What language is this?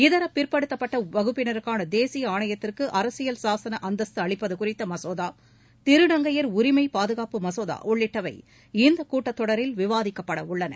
Tamil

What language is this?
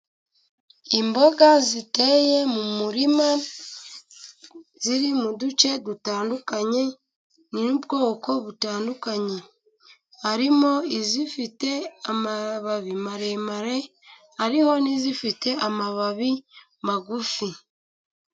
Kinyarwanda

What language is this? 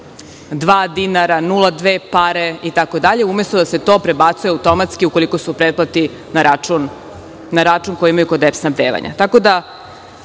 Serbian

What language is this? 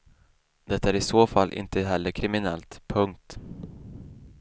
Swedish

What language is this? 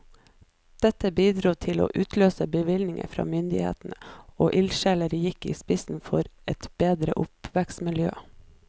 Norwegian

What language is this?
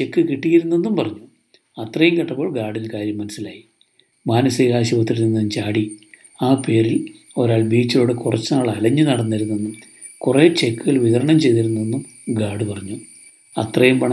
Malayalam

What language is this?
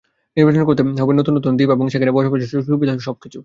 Bangla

